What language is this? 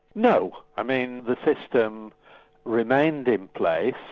English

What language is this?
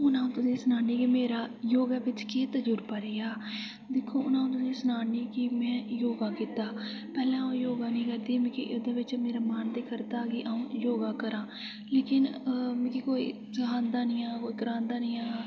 Dogri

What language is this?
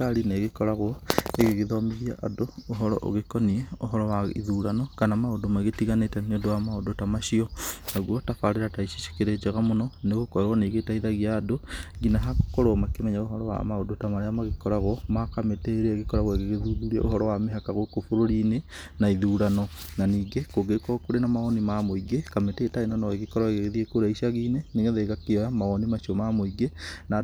Kikuyu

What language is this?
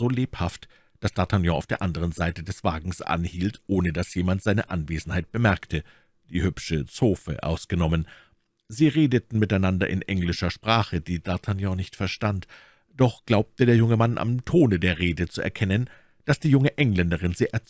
German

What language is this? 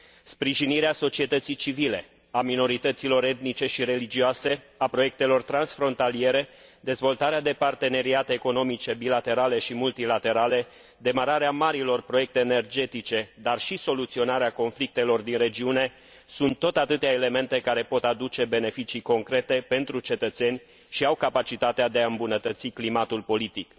Romanian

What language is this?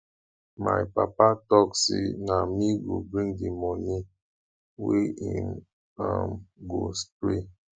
Nigerian Pidgin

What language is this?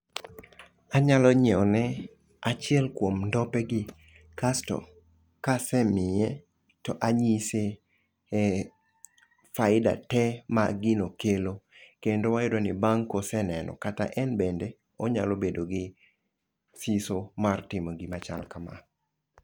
Luo (Kenya and Tanzania)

